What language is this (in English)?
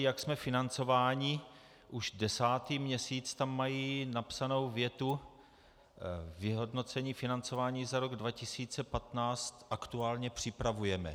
Czech